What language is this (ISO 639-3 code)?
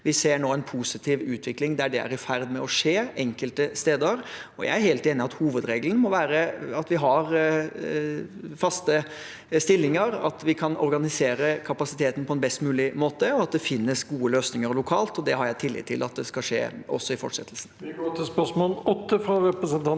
nor